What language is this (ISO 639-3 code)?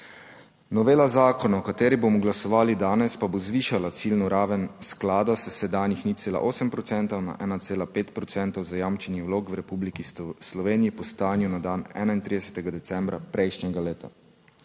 slv